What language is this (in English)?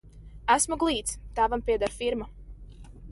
Latvian